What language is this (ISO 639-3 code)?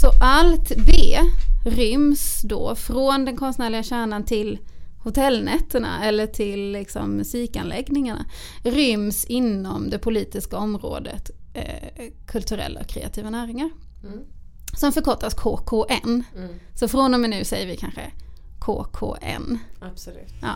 swe